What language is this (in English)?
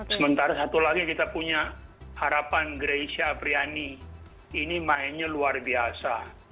Indonesian